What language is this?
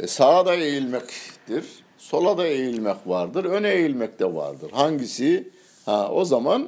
Turkish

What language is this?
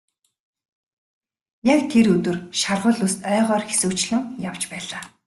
Mongolian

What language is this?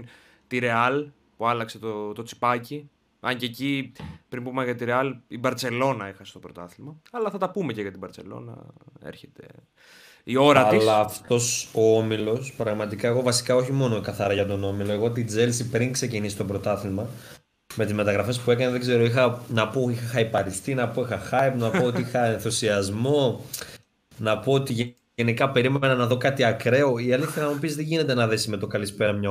Greek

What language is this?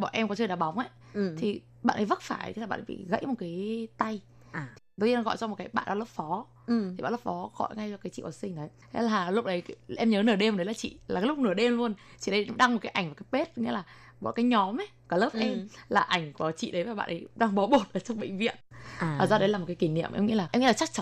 Vietnamese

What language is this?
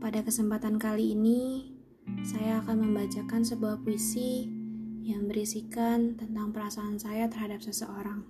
Indonesian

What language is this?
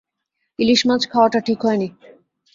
Bangla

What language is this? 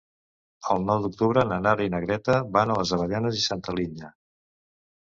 Catalan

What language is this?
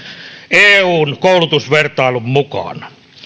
Finnish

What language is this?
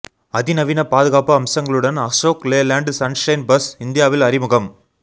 Tamil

